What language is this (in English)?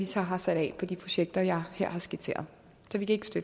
Danish